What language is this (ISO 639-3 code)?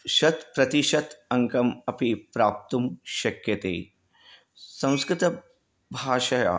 san